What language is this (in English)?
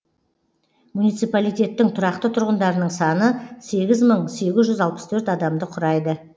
Kazakh